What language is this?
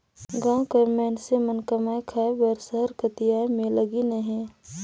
Chhattisgarhi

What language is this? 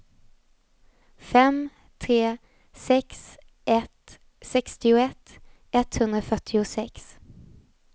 Swedish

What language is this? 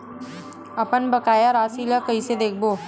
Chhattisgarhi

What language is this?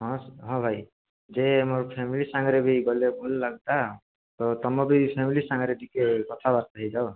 Odia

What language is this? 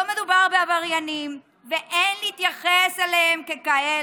Hebrew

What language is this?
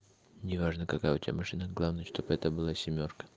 Russian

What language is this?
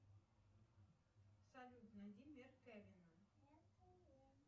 Russian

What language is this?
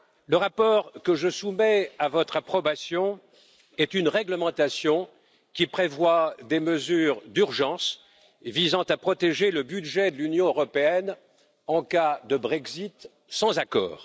French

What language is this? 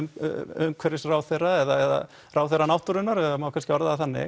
Icelandic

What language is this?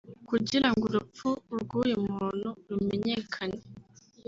Kinyarwanda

